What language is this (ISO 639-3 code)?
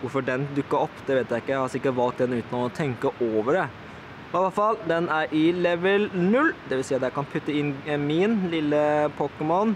nor